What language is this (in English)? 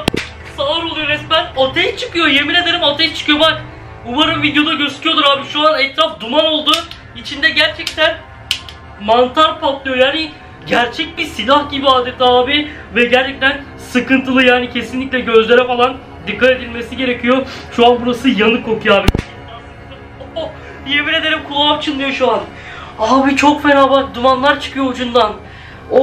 Turkish